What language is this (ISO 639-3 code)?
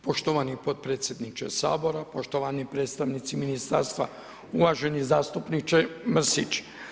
hrv